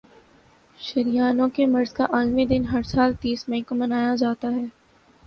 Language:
Urdu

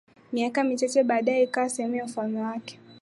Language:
Swahili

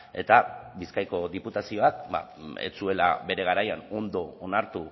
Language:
Basque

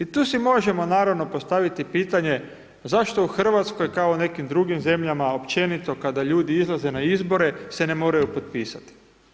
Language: Croatian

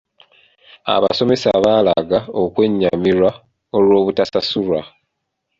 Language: Ganda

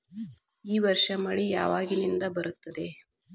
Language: Kannada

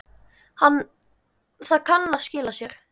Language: Icelandic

